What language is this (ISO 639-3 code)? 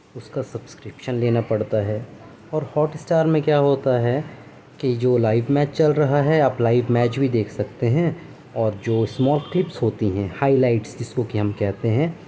urd